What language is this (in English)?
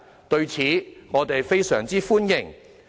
Cantonese